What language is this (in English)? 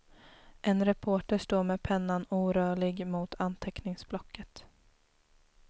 Swedish